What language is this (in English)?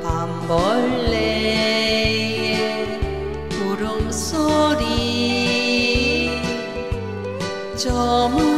Vietnamese